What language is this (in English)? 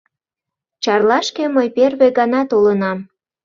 Mari